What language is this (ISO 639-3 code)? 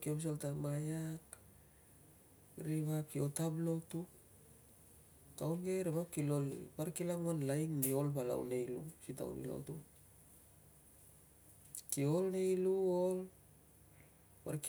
lcm